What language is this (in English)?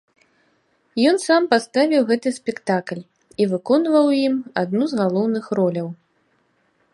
Belarusian